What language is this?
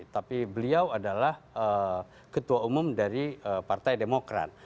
Indonesian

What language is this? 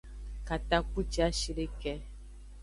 Aja (Benin)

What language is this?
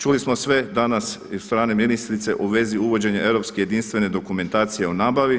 Croatian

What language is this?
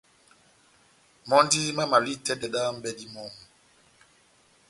Batanga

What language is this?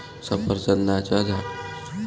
Marathi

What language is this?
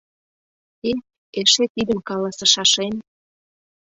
Mari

